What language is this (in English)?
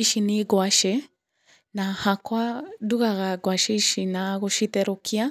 Kikuyu